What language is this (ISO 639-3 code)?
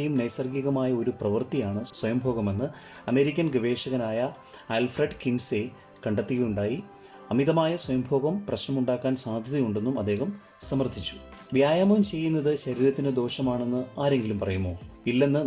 mal